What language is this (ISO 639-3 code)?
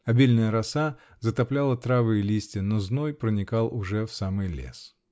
rus